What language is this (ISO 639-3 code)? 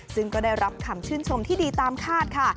tha